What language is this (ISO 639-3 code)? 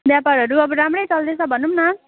nep